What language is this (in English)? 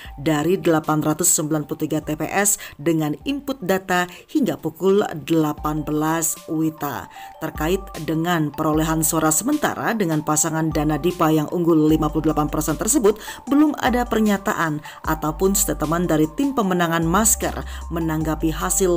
Indonesian